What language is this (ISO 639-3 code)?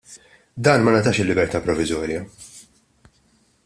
mlt